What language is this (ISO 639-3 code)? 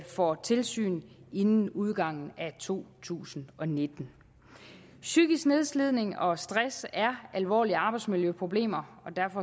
dan